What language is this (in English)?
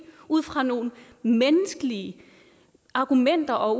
Danish